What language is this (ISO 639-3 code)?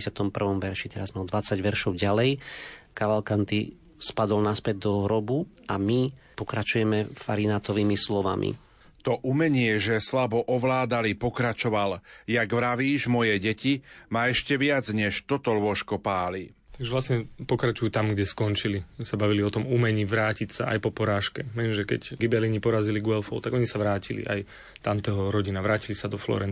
slk